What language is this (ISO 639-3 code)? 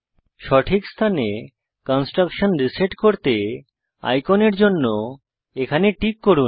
ben